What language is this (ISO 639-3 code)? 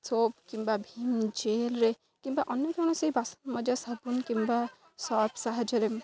ori